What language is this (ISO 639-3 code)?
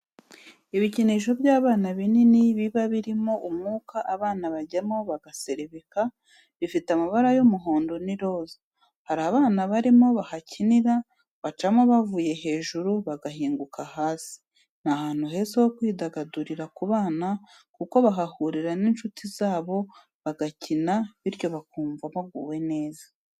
kin